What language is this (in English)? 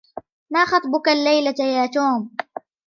Arabic